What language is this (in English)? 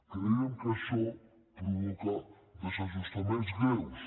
Catalan